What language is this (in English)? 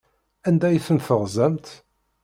Kabyle